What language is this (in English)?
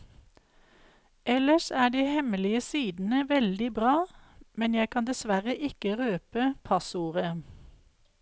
Norwegian